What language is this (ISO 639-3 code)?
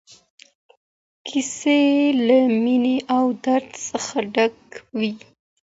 pus